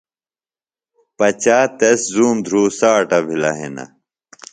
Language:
Phalura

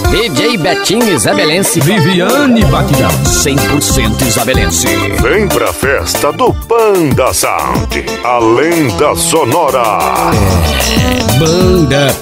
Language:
Portuguese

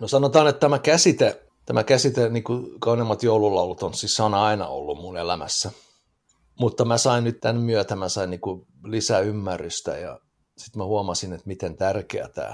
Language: Finnish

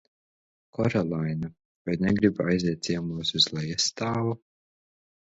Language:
Latvian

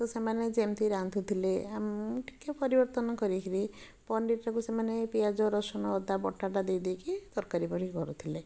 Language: Odia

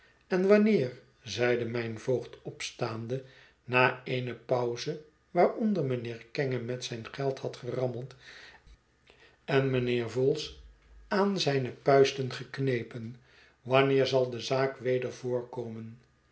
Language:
Dutch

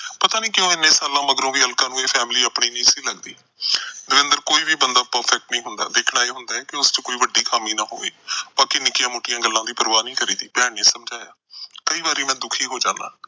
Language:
Punjabi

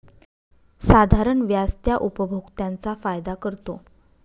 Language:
Marathi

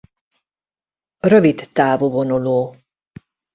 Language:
Hungarian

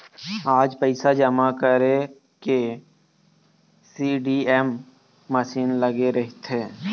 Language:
Chhattisgarhi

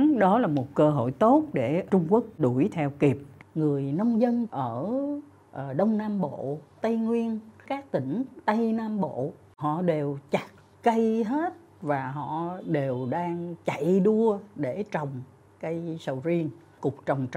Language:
Vietnamese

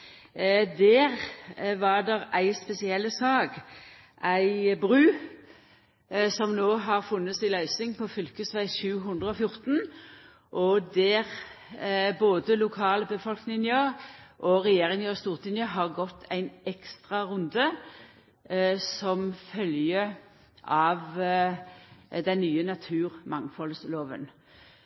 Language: Norwegian Nynorsk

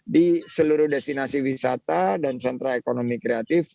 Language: Indonesian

